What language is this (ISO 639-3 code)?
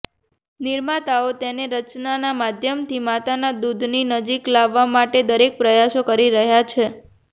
guj